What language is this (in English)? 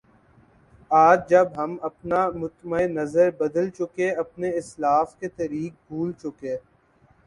Urdu